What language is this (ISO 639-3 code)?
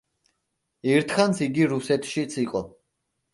kat